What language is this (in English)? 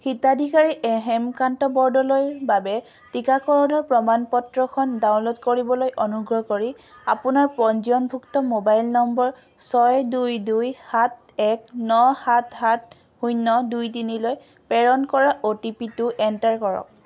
Assamese